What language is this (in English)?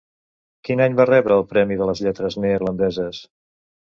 Catalan